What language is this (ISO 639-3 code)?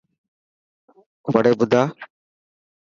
mki